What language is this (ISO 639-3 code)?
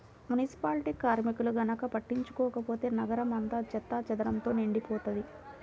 tel